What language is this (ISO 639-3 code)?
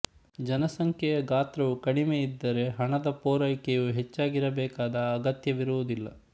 kan